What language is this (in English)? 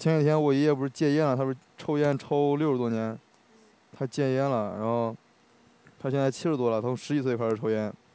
Chinese